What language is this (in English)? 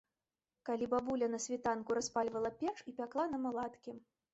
Belarusian